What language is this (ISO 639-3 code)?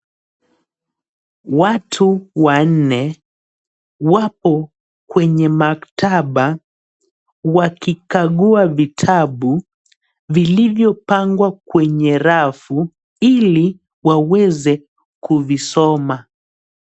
swa